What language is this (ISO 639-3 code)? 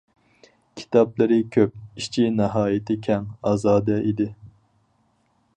uig